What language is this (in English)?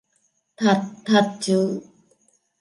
Vietnamese